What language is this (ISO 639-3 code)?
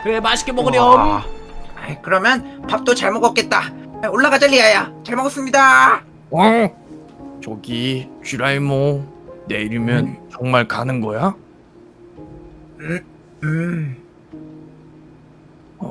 kor